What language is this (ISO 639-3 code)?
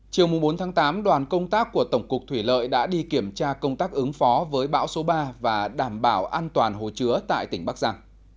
vie